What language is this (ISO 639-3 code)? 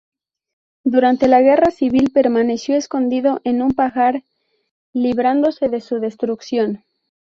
spa